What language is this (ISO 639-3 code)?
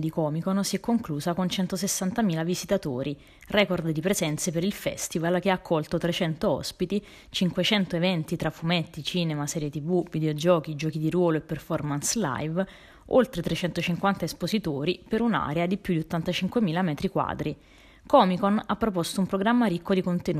ita